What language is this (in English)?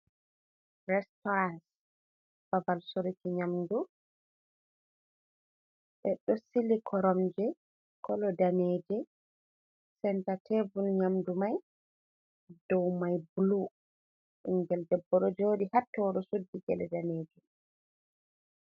Fula